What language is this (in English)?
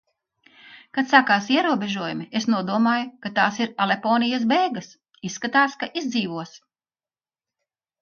Latvian